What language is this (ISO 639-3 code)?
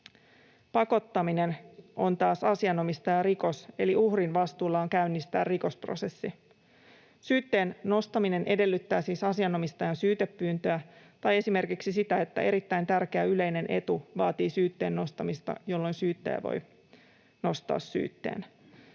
fin